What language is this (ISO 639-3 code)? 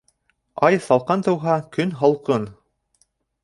bak